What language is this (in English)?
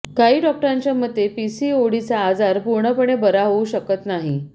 Marathi